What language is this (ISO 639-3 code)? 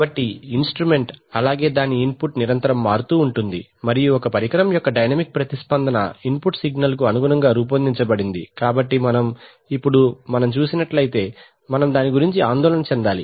tel